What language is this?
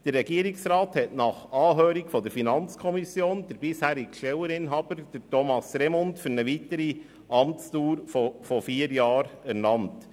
Swiss German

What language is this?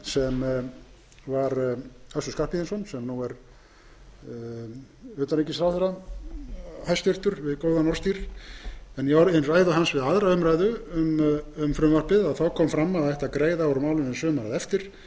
Icelandic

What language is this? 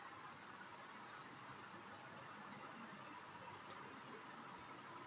Hindi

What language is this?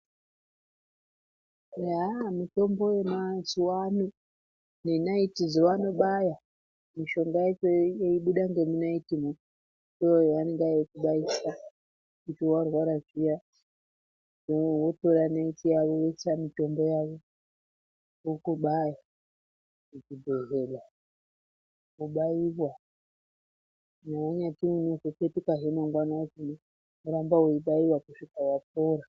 Ndau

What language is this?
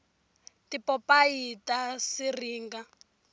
Tsonga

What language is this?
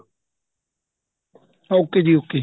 Punjabi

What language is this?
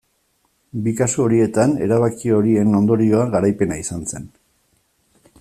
Basque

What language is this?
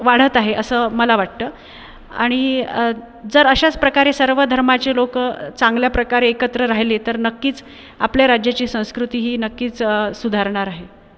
Marathi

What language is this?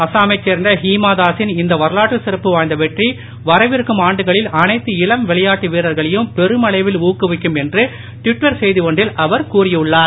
Tamil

